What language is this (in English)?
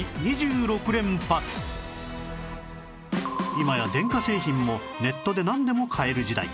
Japanese